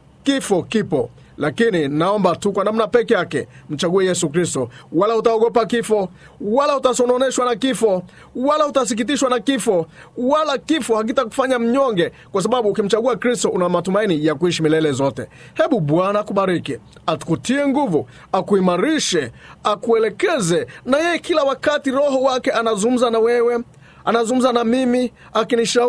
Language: Swahili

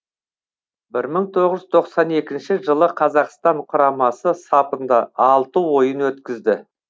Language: Kazakh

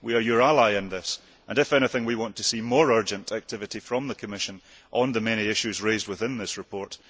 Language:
English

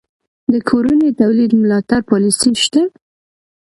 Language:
Pashto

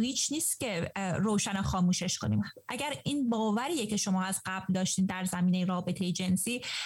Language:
Persian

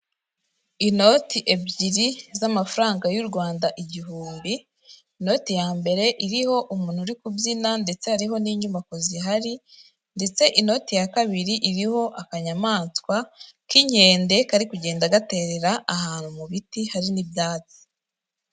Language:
Kinyarwanda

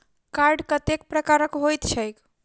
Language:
Maithili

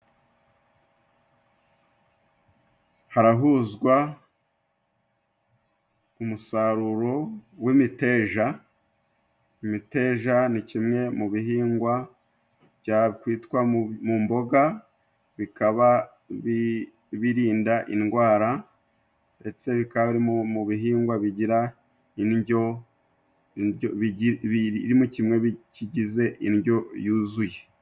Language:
Kinyarwanda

